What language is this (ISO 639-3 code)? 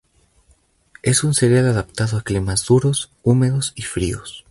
spa